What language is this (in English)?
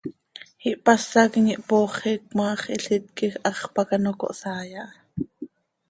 Seri